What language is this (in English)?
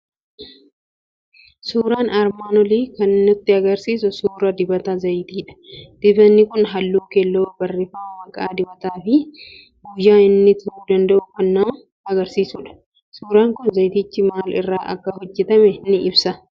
Oromo